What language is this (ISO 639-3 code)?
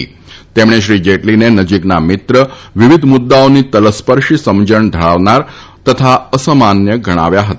guj